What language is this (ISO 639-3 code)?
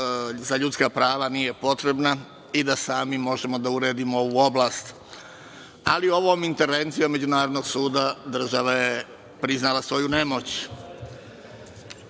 srp